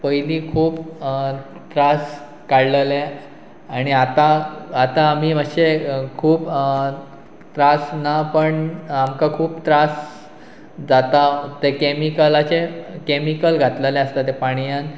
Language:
Konkani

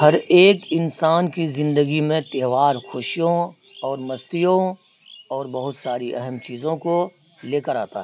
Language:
Urdu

